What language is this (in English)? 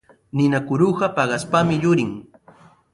Sihuas Ancash Quechua